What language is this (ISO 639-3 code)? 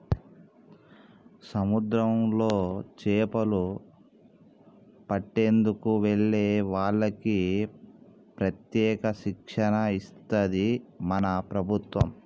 tel